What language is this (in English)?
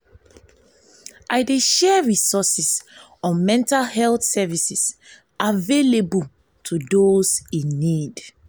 Nigerian Pidgin